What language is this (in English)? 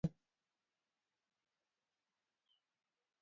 Luo (Kenya and Tanzania)